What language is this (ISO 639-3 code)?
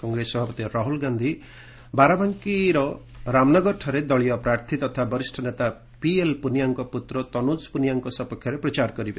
ori